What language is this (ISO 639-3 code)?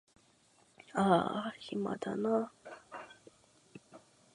jpn